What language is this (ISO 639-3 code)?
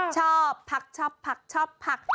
tha